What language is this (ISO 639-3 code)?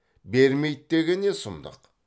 kaz